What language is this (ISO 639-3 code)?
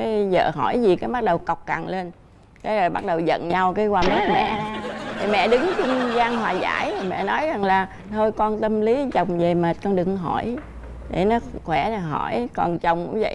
vie